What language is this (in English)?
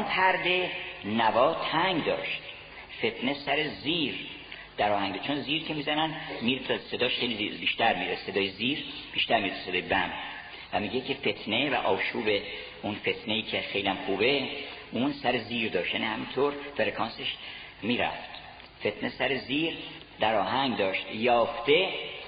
Persian